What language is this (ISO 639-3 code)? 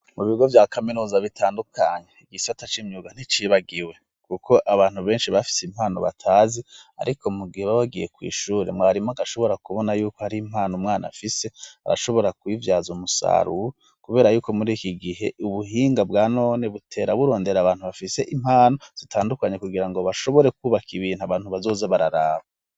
run